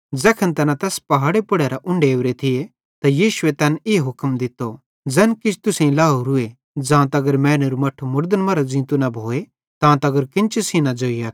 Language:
Bhadrawahi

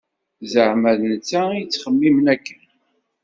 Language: Kabyle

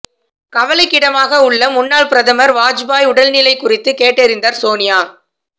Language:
Tamil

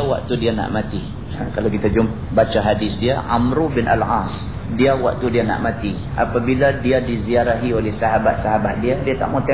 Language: Malay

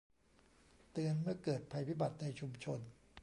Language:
Thai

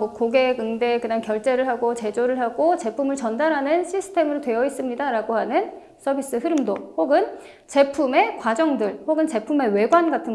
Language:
Korean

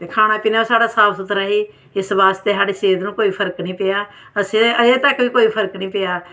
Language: Dogri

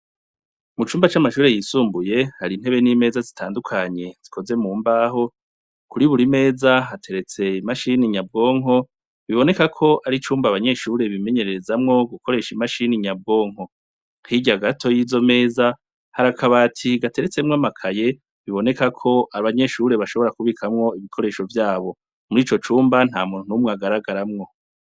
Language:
Rundi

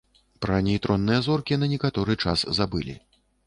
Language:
Belarusian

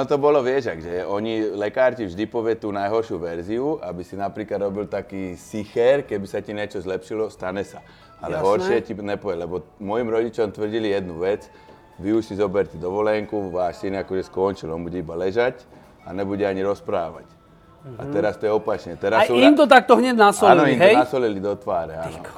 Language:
Slovak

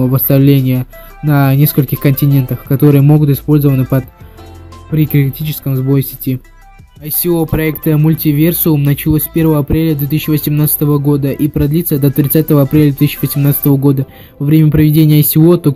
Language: Russian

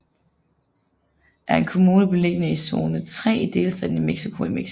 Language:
Danish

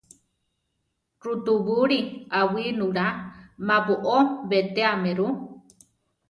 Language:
Central Tarahumara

